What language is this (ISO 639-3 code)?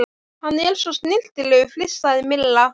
isl